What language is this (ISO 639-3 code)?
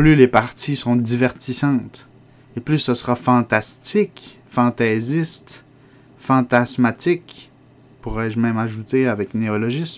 fra